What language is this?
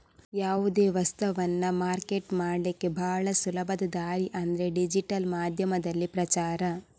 Kannada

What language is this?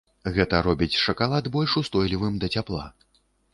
Belarusian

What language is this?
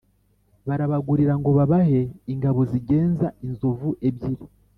Kinyarwanda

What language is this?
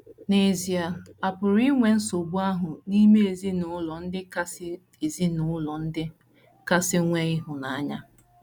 Igbo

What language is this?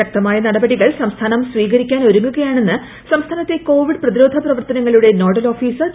Malayalam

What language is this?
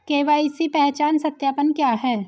Hindi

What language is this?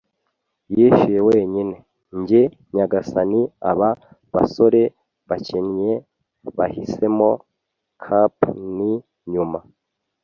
Kinyarwanda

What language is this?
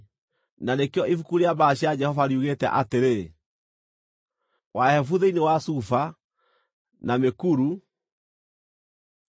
Kikuyu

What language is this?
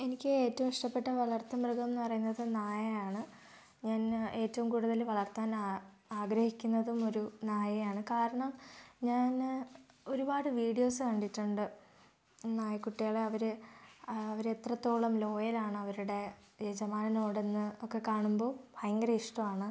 Malayalam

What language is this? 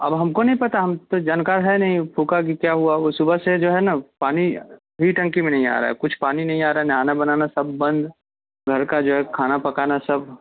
Urdu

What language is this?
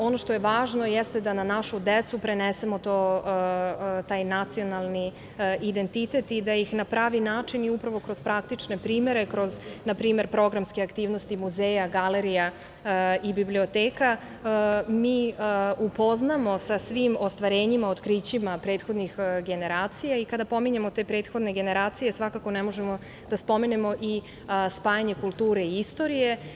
Serbian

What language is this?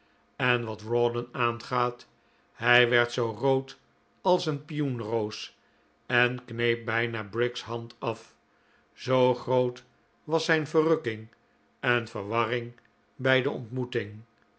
Dutch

